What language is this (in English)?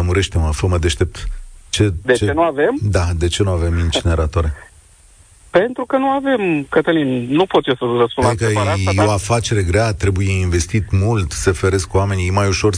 Romanian